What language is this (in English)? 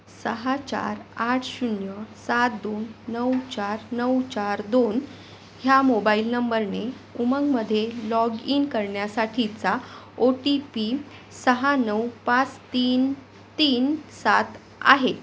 Marathi